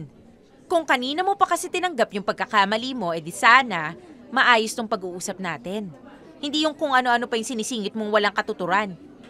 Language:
Filipino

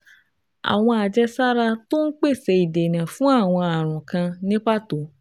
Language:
Yoruba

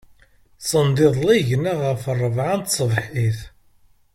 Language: Kabyle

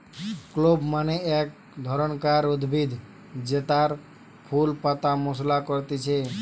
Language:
Bangla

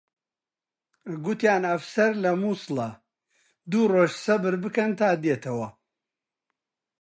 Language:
Central Kurdish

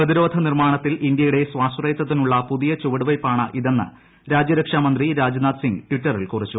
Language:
Malayalam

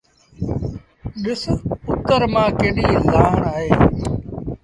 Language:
Sindhi Bhil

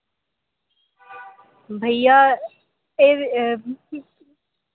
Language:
Dogri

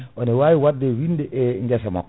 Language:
Fula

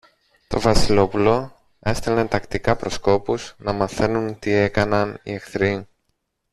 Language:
Greek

